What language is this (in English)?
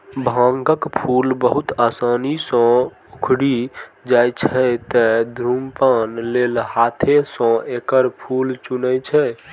Maithili